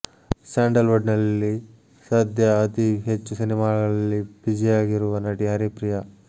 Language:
Kannada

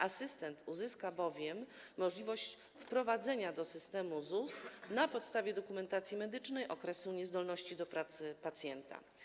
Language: Polish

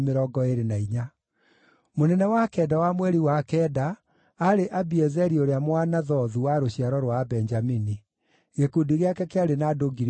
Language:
Kikuyu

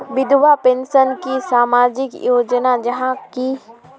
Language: Magahi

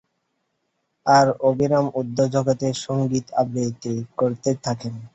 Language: Bangla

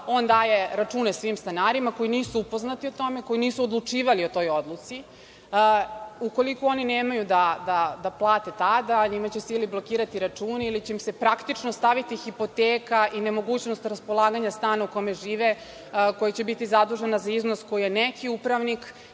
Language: Serbian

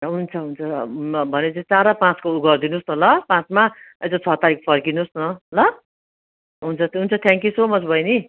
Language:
Nepali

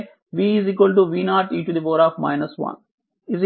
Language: Telugu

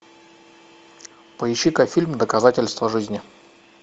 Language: Russian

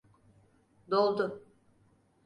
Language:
Turkish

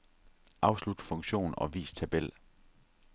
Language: Danish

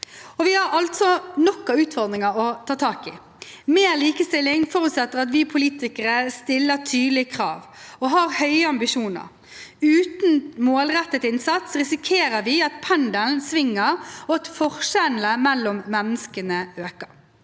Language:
Norwegian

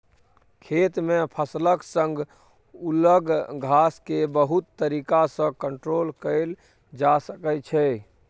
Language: Maithili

